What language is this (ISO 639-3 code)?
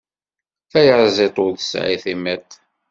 kab